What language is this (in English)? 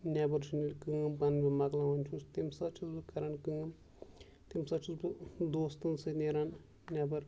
Kashmiri